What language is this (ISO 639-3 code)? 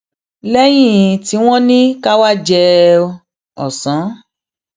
yor